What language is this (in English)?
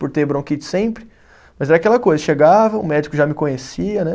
Portuguese